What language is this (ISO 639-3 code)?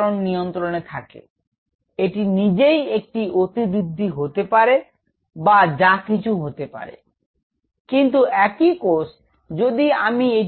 ben